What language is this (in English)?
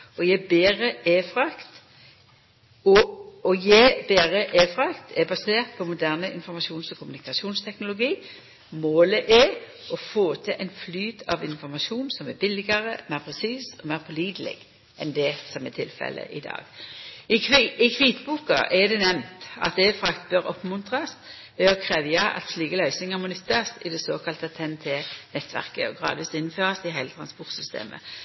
Norwegian Nynorsk